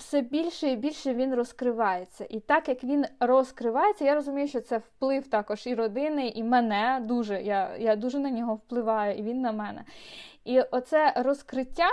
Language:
Ukrainian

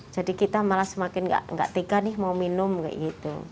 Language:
Indonesian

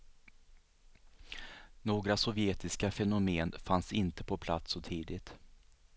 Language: Swedish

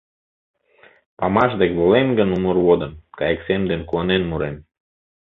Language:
Mari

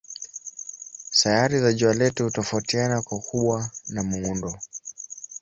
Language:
Swahili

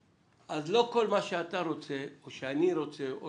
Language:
Hebrew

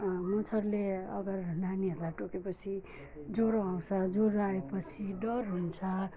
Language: Nepali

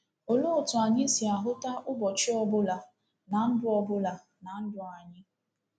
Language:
Igbo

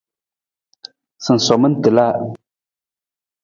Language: Nawdm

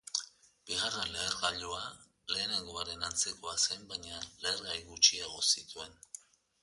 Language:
Basque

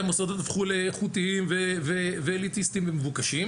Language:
Hebrew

